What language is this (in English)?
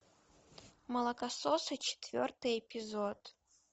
Russian